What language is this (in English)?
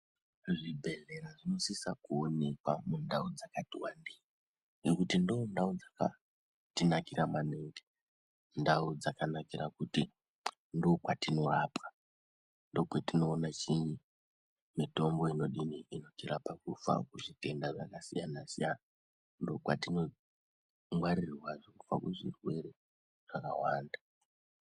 Ndau